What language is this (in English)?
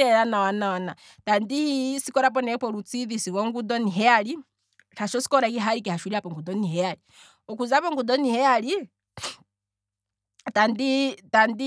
Kwambi